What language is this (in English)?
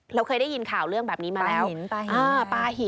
Thai